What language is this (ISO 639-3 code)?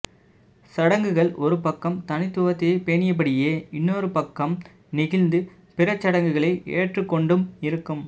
tam